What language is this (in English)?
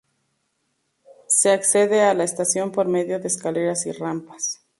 Spanish